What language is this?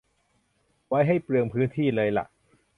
Thai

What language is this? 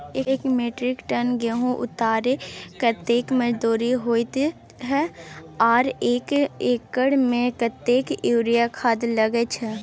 Maithili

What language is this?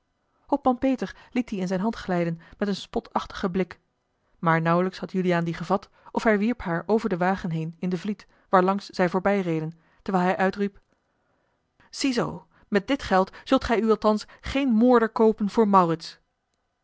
Dutch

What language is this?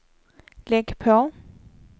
Swedish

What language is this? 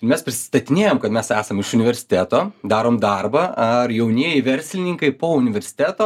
Lithuanian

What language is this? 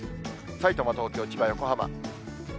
Japanese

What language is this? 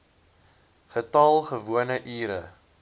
Afrikaans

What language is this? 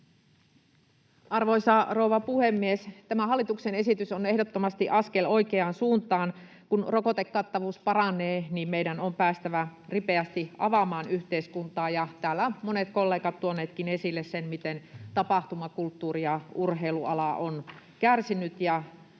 Finnish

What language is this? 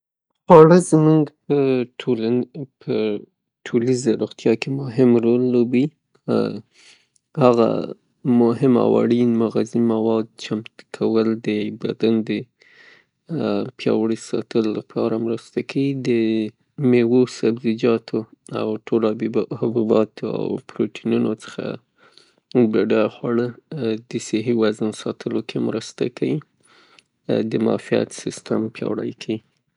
Pashto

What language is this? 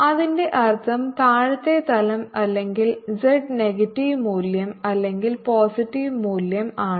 Malayalam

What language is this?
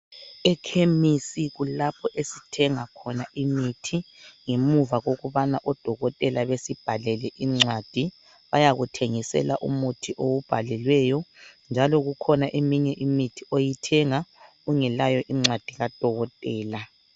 North Ndebele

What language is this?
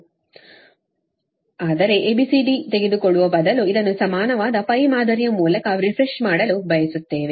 Kannada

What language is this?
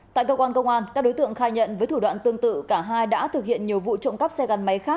Vietnamese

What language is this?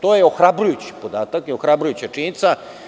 Serbian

